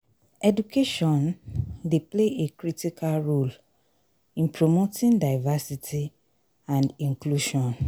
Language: Nigerian Pidgin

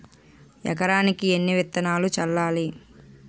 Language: Telugu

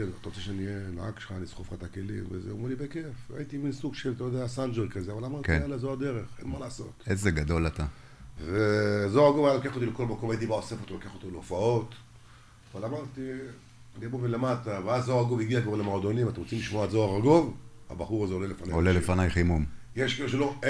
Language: Hebrew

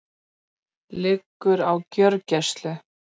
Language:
Icelandic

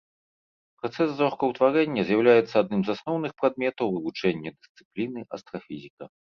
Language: Belarusian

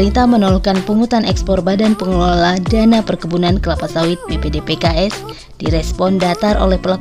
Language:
Indonesian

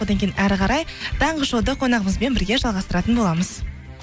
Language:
Kazakh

